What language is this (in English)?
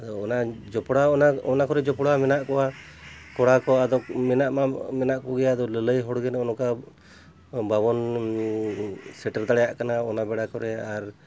Santali